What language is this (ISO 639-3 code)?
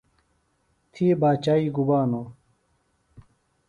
phl